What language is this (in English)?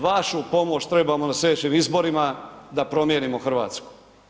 Croatian